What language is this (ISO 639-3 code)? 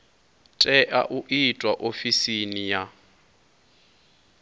ven